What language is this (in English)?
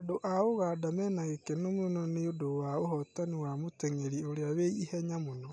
Kikuyu